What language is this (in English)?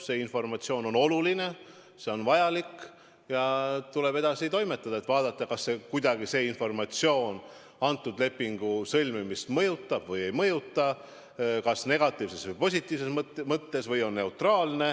Estonian